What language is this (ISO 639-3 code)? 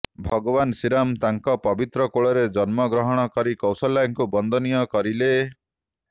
ori